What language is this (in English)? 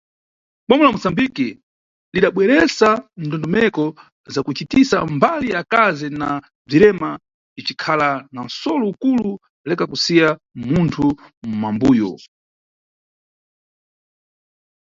Nyungwe